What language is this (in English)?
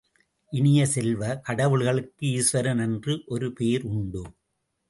Tamil